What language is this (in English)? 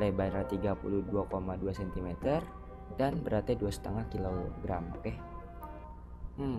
Indonesian